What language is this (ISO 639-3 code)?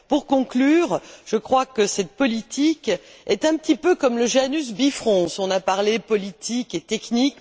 fra